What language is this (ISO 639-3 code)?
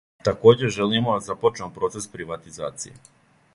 srp